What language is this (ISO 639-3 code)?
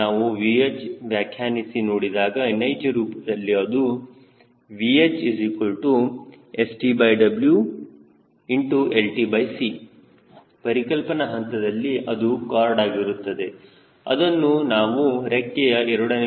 kan